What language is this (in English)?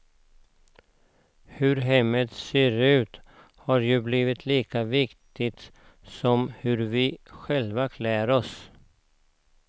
Swedish